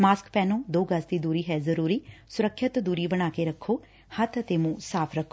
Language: Punjabi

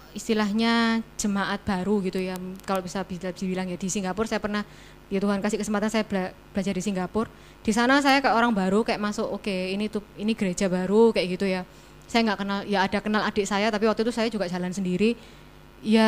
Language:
Indonesian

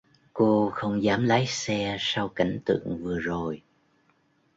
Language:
Vietnamese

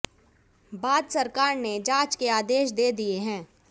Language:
Hindi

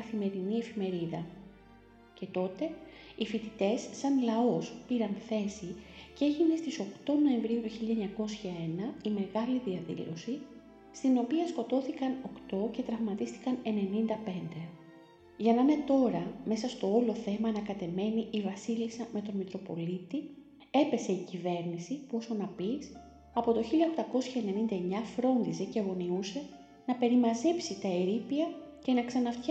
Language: Greek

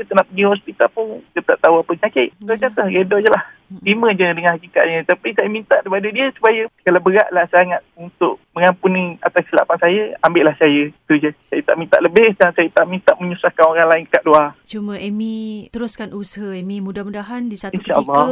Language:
Malay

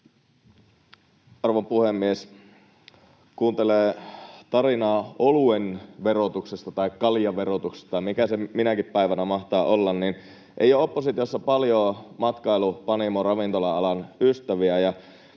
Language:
Finnish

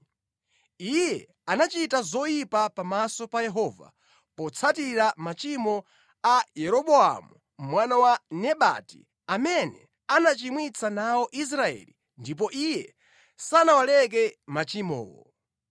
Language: Nyanja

